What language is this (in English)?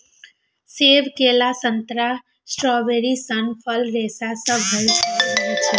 Maithili